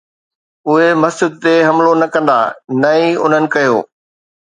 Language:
Sindhi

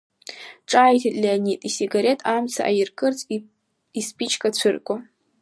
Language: Abkhazian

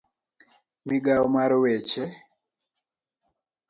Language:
Luo (Kenya and Tanzania)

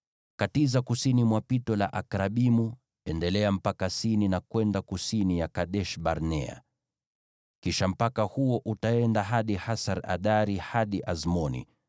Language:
Swahili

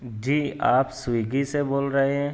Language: Urdu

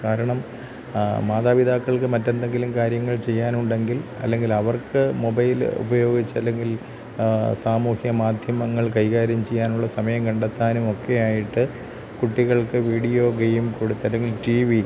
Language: Malayalam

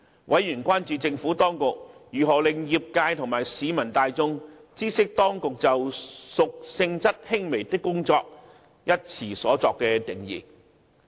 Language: Cantonese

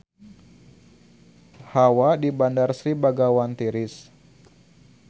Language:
Sundanese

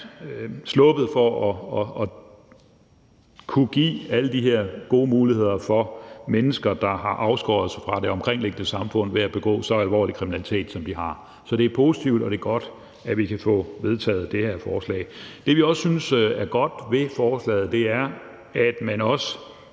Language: Danish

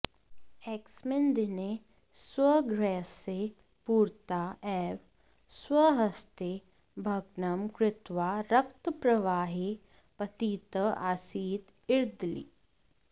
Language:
Sanskrit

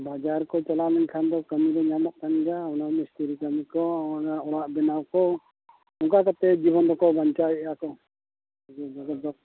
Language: Santali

